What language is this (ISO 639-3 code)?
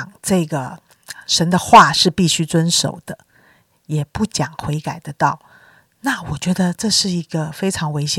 zho